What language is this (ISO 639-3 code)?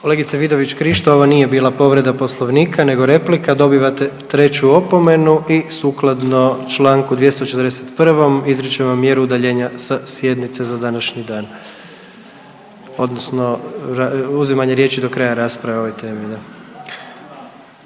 hrv